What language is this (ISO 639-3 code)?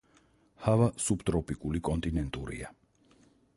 kat